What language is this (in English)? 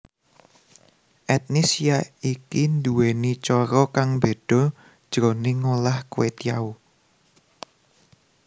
Javanese